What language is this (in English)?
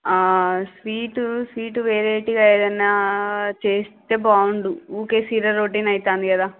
Telugu